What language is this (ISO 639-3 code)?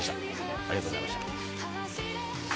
jpn